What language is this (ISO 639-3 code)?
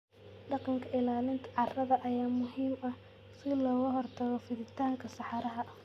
som